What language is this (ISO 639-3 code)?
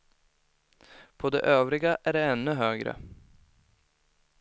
swe